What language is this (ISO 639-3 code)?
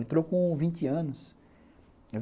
por